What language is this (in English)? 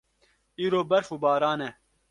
Kurdish